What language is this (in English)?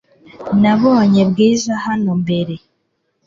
Kinyarwanda